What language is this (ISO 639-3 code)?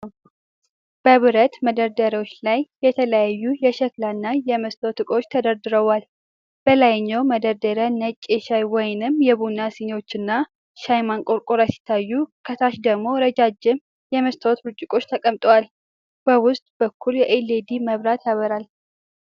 amh